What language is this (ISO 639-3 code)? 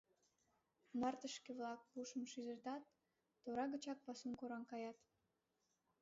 chm